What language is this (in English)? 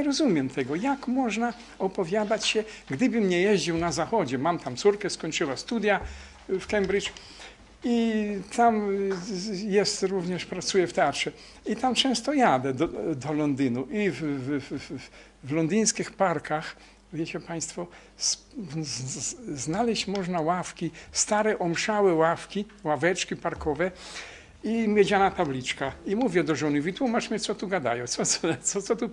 Polish